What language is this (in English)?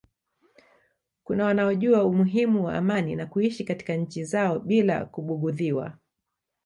Swahili